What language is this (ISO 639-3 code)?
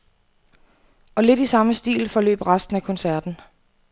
dan